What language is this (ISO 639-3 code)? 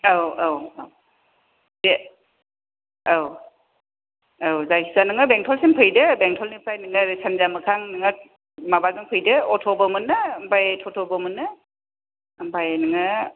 brx